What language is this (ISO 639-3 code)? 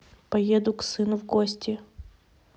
rus